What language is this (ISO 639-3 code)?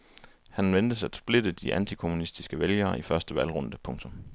dan